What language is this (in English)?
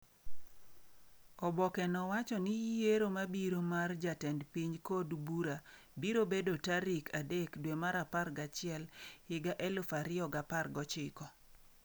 Luo (Kenya and Tanzania)